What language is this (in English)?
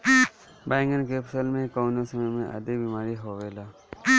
Bhojpuri